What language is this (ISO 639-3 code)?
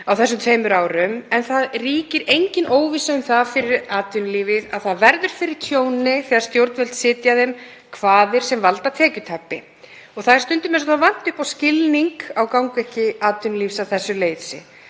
isl